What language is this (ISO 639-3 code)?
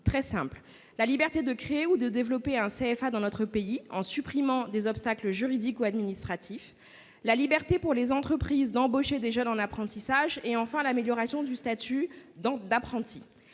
fra